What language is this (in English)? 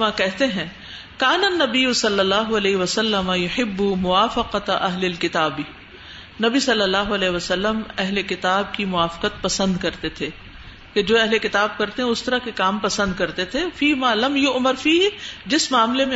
Urdu